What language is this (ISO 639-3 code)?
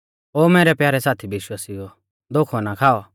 bfz